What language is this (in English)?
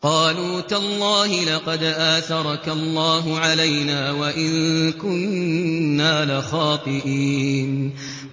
Arabic